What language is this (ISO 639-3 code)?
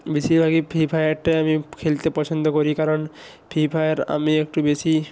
ben